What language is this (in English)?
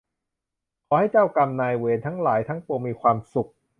Thai